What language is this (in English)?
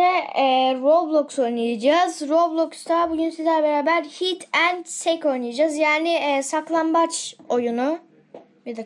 Turkish